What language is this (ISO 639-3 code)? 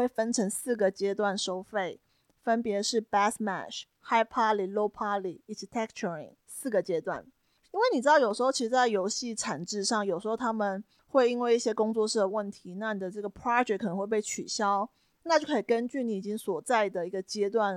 zho